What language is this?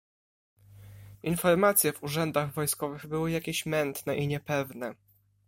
Polish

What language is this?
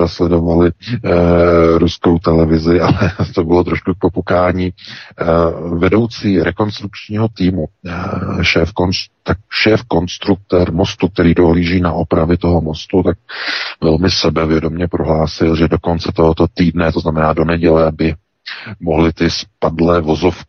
Czech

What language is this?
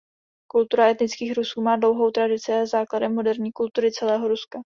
Czech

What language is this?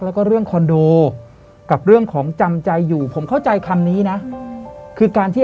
Thai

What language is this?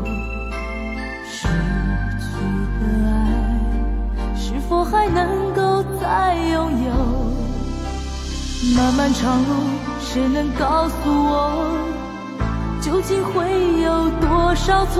Chinese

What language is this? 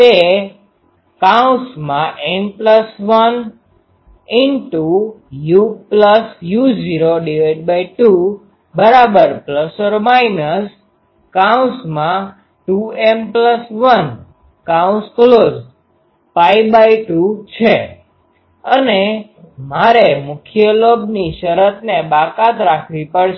Gujarati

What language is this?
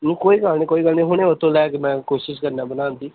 Punjabi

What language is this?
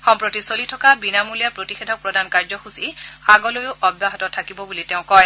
Assamese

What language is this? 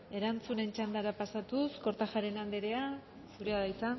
Basque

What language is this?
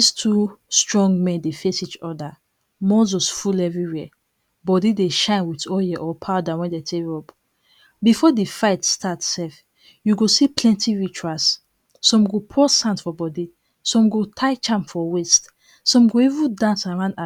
Nigerian Pidgin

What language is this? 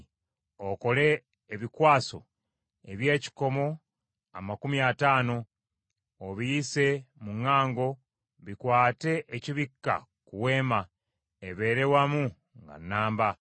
Ganda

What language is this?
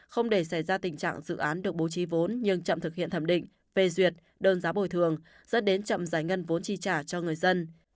Vietnamese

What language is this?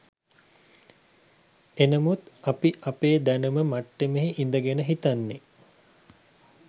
Sinhala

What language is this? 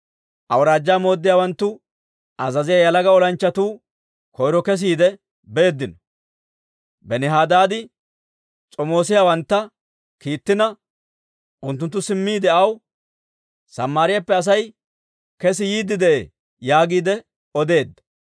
Dawro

